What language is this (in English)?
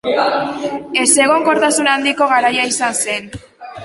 Basque